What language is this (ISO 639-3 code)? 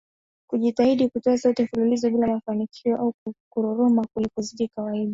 swa